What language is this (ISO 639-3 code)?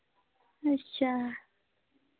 doi